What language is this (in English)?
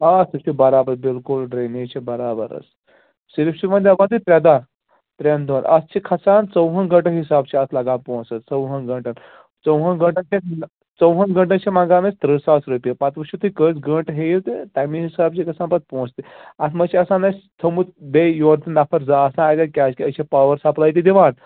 Kashmiri